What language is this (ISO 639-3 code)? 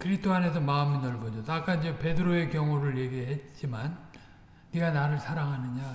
kor